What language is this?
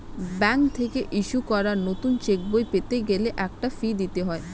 Bangla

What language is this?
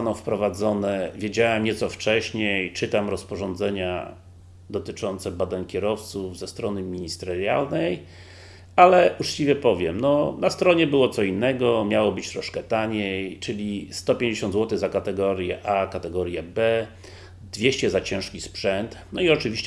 Polish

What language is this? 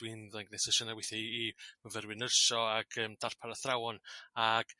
Welsh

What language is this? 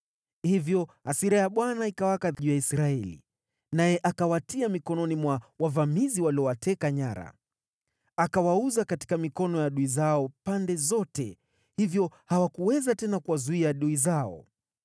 Swahili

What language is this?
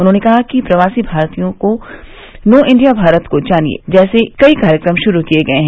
Hindi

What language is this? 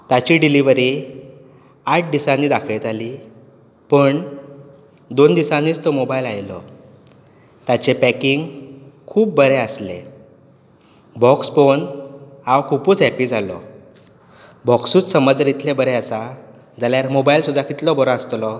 Konkani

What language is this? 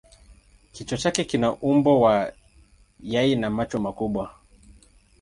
Swahili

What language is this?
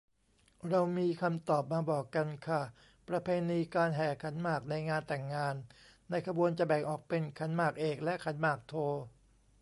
Thai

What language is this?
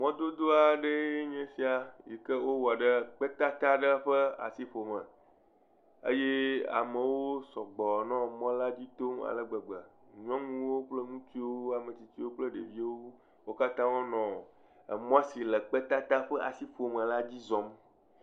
Ewe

